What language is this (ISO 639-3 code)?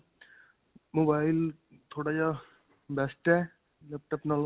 pan